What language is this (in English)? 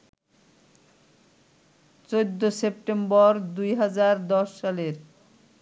Bangla